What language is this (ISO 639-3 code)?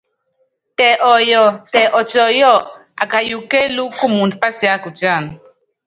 yav